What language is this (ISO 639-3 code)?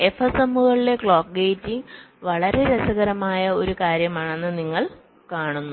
mal